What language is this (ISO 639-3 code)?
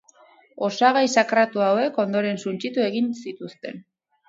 eus